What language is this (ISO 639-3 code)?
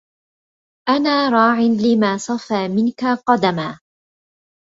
ara